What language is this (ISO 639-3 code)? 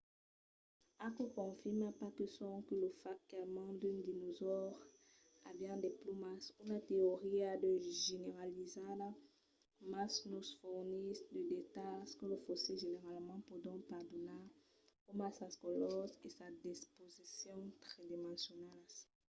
oci